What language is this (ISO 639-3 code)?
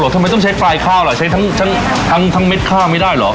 tha